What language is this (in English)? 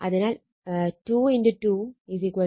Malayalam